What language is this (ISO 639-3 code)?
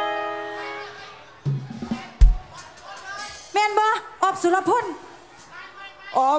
tha